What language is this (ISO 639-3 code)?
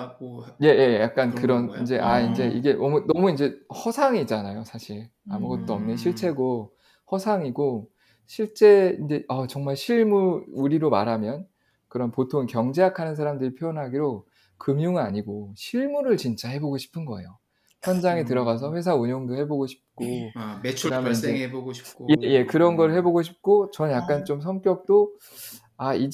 kor